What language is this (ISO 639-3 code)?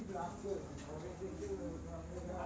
ben